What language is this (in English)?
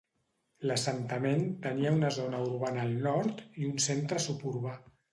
Catalan